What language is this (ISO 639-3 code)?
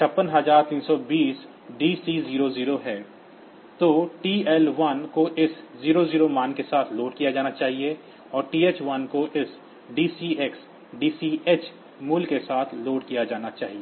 hin